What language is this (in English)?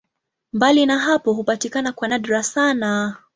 Swahili